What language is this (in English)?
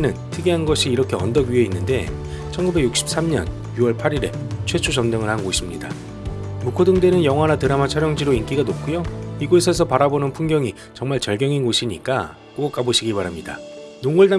Korean